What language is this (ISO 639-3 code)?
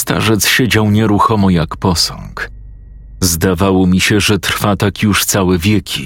pol